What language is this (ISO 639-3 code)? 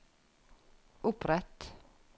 nor